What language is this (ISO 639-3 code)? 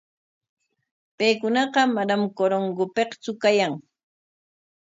qwa